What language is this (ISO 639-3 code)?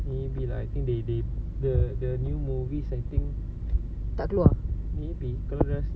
eng